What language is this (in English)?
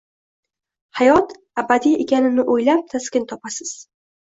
Uzbek